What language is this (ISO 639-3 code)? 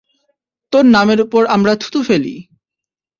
ben